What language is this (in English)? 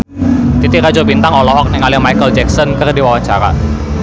Sundanese